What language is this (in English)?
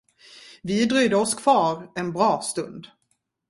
Swedish